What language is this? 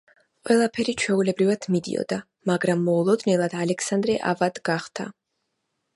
Georgian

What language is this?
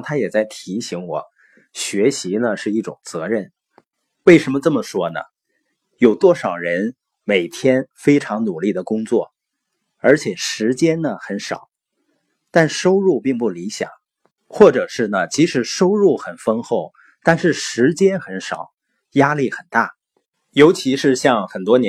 Chinese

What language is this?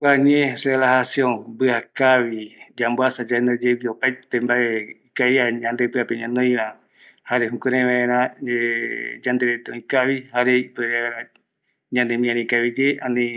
Eastern Bolivian Guaraní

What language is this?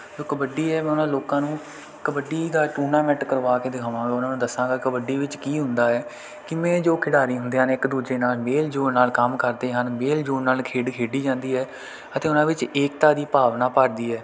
Punjabi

